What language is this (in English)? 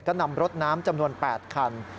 Thai